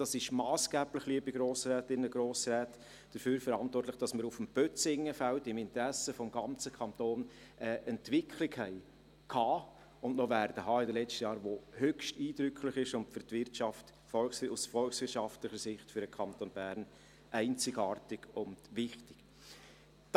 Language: Swiss German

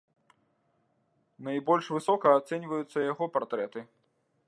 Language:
Belarusian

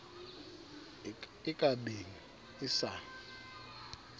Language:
Southern Sotho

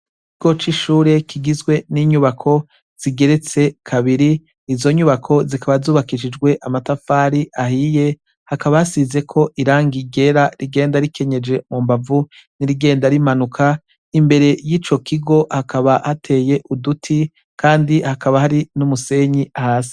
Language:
Rundi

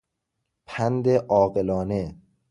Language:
Persian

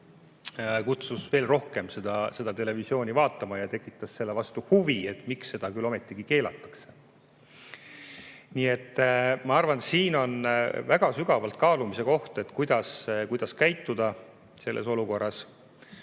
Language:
Estonian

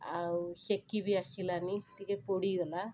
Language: Odia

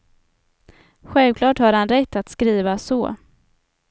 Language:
Swedish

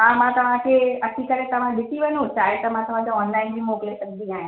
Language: Sindhi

